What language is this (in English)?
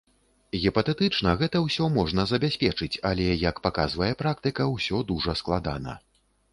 Belarusian